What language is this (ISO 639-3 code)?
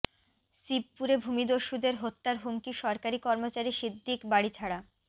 ben